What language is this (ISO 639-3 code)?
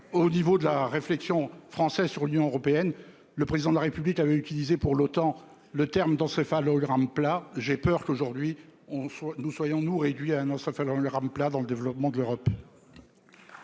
fra